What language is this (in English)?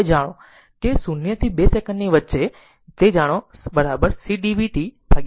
Gujarati